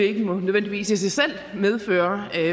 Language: Danish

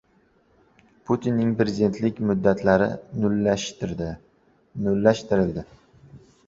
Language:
Uzbek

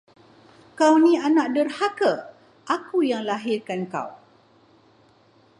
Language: Malay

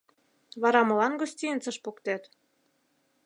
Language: Mari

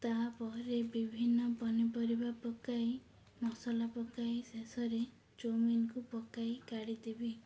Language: Odia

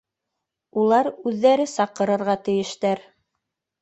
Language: Bashkir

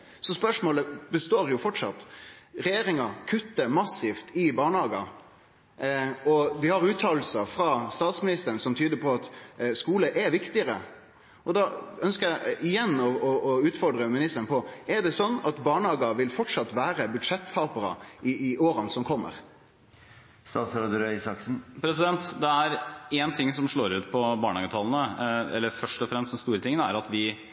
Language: Norwegian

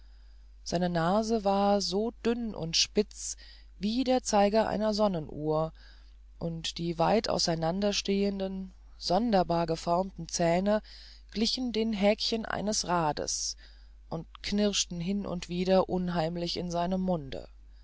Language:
German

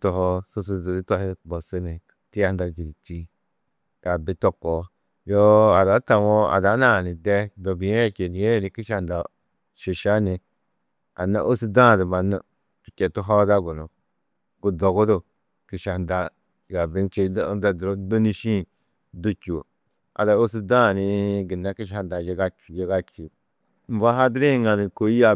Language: Tedaga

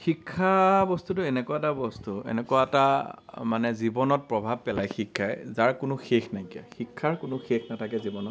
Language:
Assamese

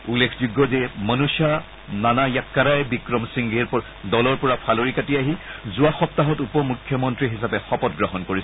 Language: Assamese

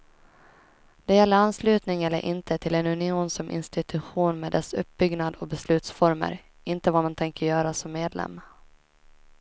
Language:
Swedish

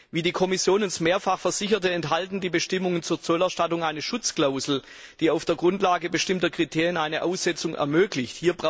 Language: German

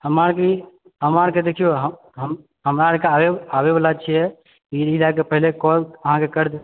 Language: Maithili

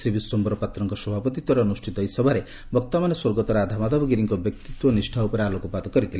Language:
Odia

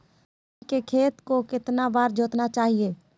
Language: Magahi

